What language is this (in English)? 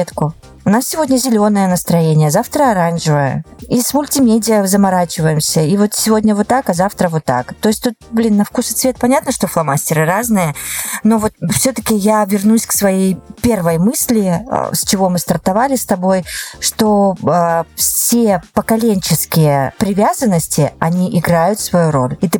Russian